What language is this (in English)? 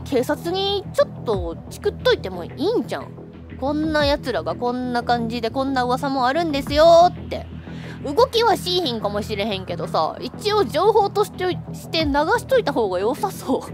Japanese